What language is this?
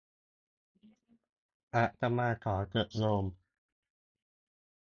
Thai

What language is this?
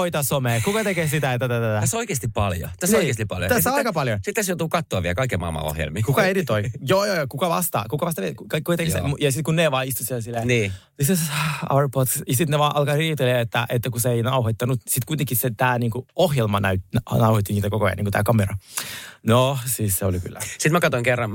Finnish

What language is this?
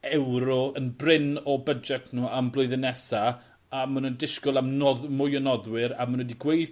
Welsh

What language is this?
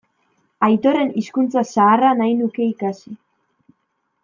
Basque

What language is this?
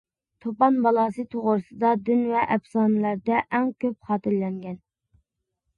Uyghur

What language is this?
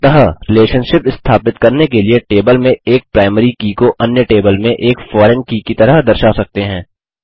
Hindi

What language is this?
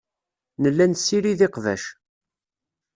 Kabyle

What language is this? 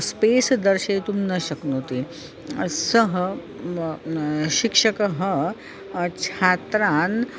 Sanskrit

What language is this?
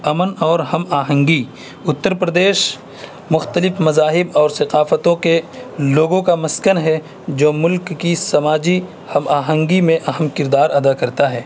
Urdu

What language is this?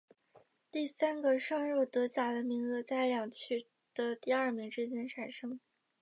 Chinese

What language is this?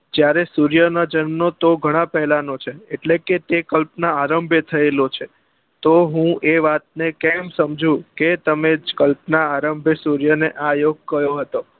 Gujarati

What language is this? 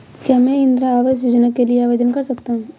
Hindi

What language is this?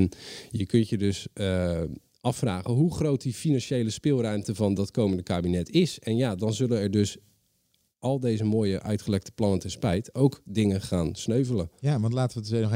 Dutch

